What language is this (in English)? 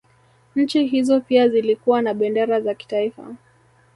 Swahili